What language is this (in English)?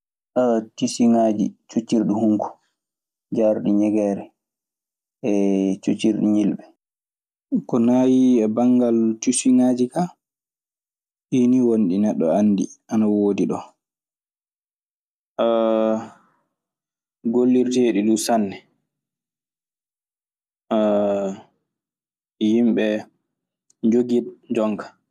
Maasina Fulfulde